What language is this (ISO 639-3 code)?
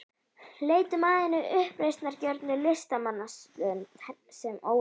isl